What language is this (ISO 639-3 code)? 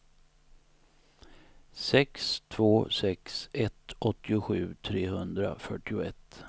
swe